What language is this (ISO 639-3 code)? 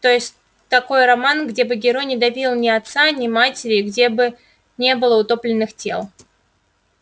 rus